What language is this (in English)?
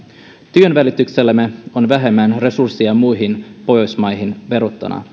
Finnish